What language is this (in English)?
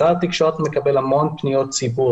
Hebrew